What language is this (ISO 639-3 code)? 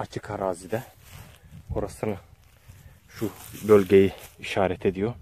tur